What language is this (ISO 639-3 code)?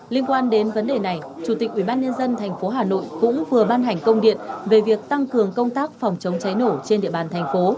vie